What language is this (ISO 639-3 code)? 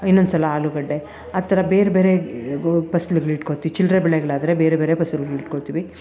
kan